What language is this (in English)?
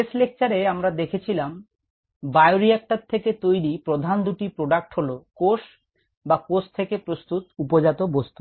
Bangla